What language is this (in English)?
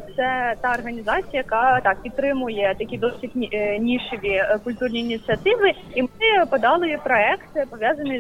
Ukrainian